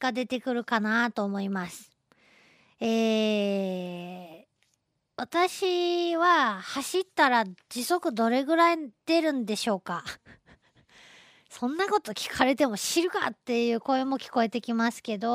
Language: Japanese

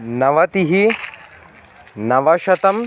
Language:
Sanskrit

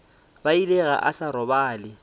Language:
Northern Sotho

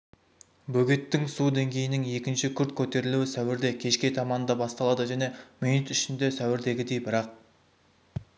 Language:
Kazakh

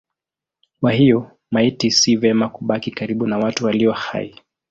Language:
Swahili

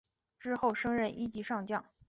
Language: Chinese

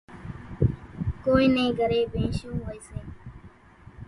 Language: Kachi Koli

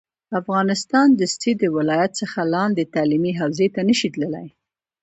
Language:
Pashto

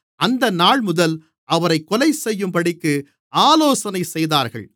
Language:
Tamil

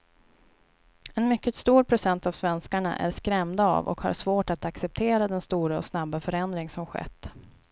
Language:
Swedish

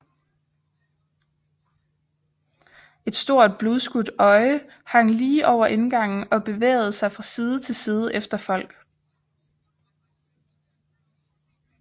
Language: Danish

